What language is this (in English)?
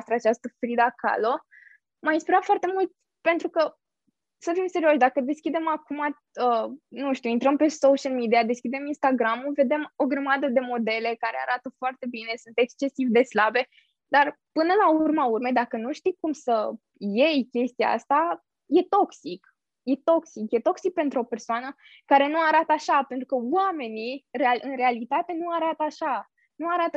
Romanian